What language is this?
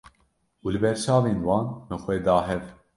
Kurdish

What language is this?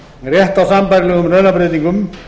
Icelandic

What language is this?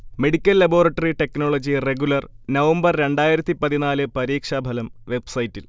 Malayalam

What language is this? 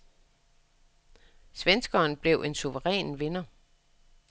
Danish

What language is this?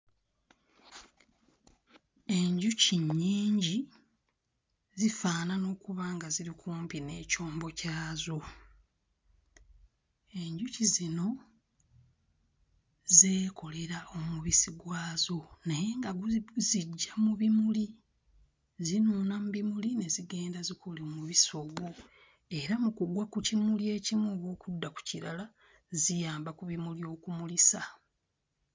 Ganda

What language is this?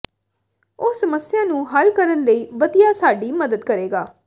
Punjabi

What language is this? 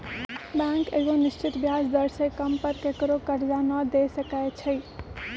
Magahi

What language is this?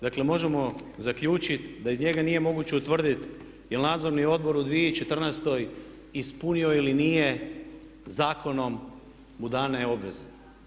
Croatian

